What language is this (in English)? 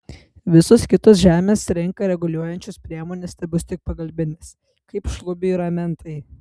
Lithuanian